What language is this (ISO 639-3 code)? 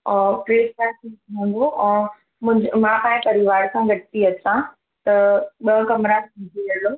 snd